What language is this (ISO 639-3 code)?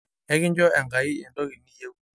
mas